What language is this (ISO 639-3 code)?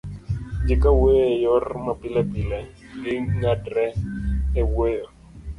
luo